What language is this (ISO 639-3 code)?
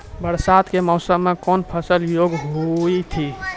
mai